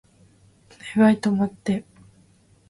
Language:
Japanese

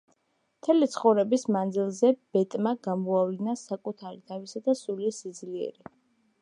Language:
Georgian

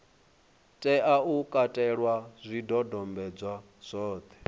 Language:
Venda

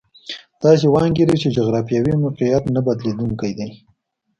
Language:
Pashto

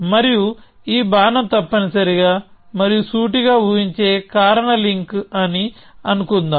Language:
Telugu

